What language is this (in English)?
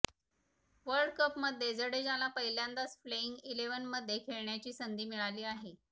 Marathi